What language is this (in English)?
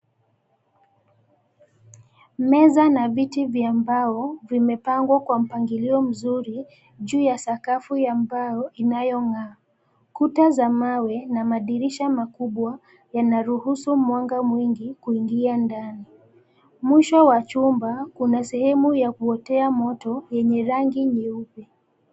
Swahili